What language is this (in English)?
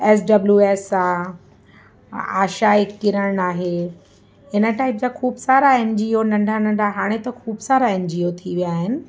Sindhi